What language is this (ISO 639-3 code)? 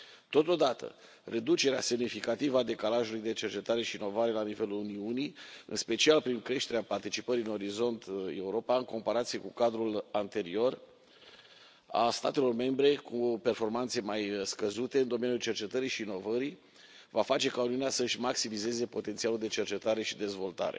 ron